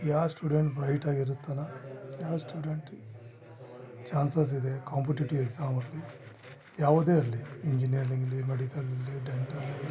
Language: Kannada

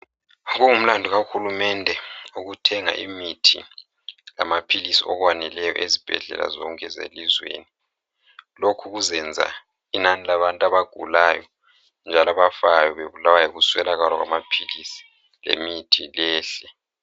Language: North Ndebele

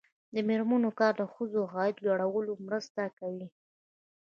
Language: Pashto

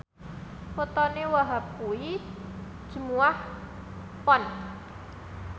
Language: Javanese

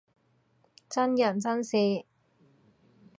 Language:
Cantonese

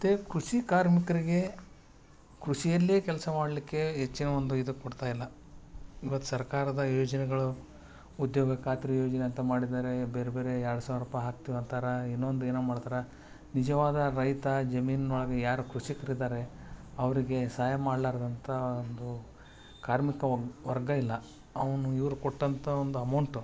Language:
Kannada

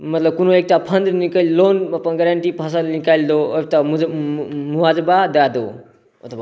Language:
Maithili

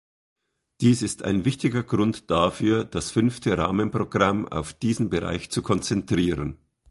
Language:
German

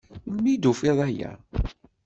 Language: Kabyle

